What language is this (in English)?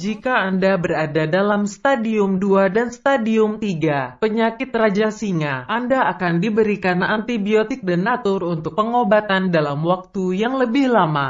Indonesian